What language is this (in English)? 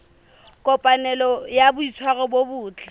Southern Sotho